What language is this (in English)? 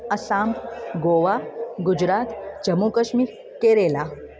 Sindhi